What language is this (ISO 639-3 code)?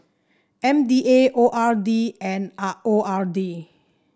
eng